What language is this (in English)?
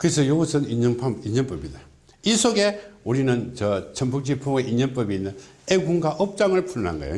Korean